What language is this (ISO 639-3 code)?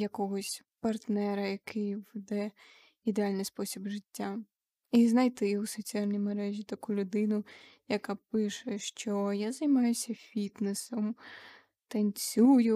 ukr